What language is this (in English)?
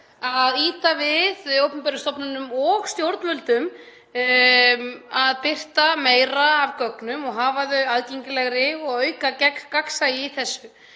Icelandic